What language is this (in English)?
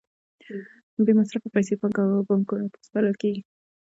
Pashto